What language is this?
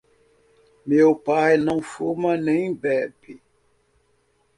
Portuguese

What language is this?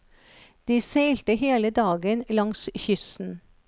Norwegian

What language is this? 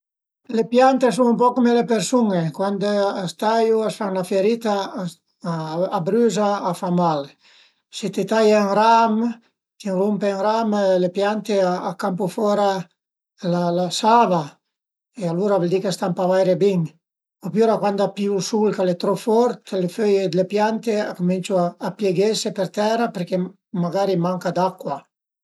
Piedmontese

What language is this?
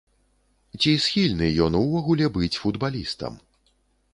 Belarusian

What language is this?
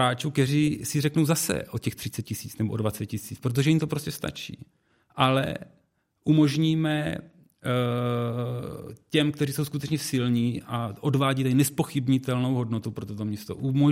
Czech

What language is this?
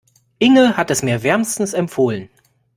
German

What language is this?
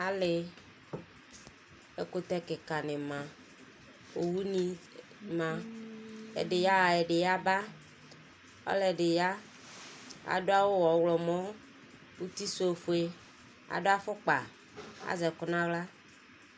Ikposo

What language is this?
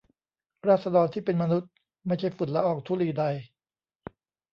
Thai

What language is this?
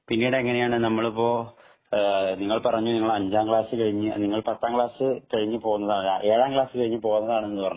Malayalam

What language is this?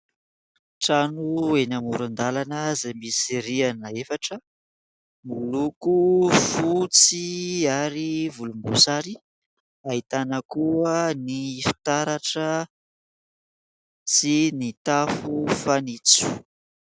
Malagasy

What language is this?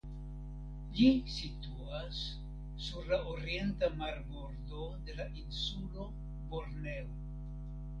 Esperanto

